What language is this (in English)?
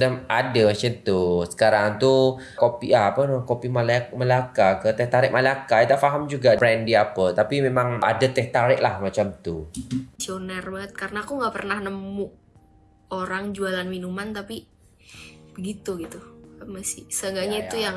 Indonesian